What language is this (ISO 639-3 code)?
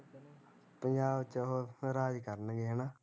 pan